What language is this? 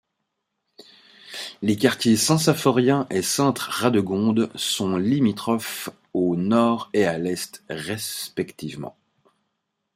French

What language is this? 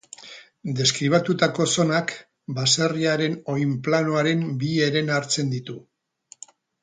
Basque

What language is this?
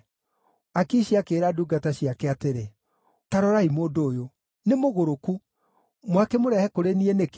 Kikuyu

